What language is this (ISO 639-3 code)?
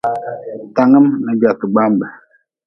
nmz